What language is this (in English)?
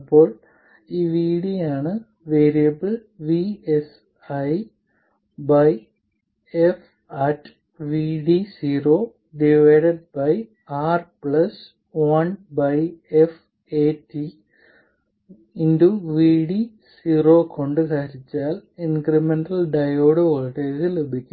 Malayalam